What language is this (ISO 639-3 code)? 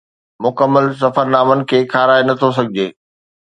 snd